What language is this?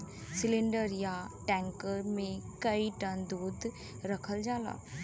Bhojpuri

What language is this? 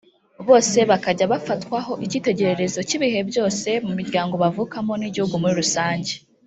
Kinyarwanda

